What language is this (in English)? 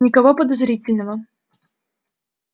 Russian